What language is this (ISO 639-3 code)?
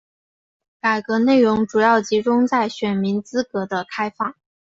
zho